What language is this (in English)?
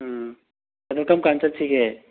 Manipuri